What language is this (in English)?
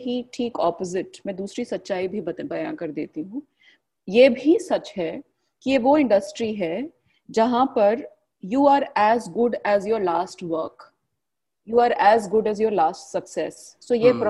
Hindi